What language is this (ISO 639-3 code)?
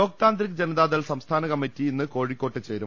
mal